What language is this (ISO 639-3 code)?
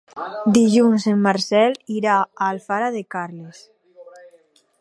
cat